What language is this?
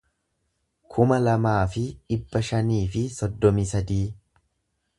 Oromo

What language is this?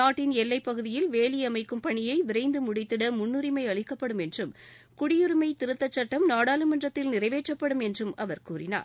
Tamil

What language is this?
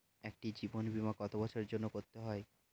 Bangla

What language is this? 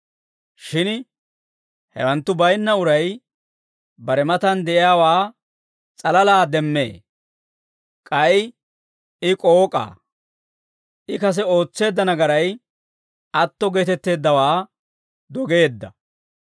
Dawro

